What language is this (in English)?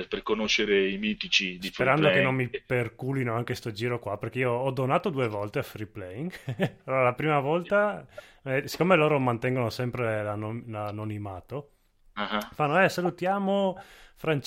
Italian